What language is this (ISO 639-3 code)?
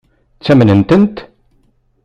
kab